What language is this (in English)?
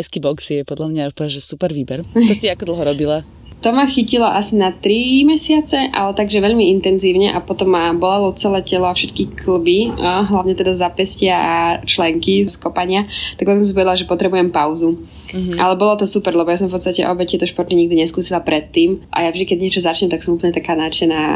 Slovak